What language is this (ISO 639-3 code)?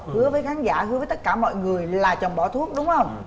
vie